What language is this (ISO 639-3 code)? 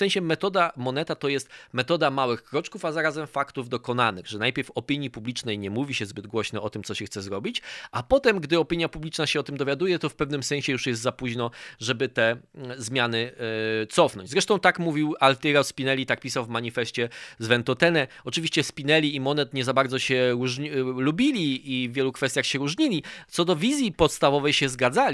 pol